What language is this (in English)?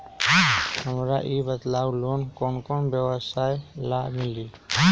Magahi